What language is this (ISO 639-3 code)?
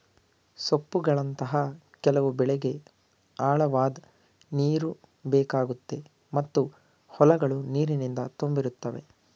kan